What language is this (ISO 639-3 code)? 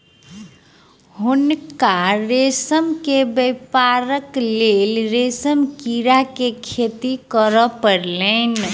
mai